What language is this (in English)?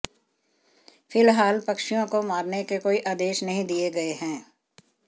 Hindi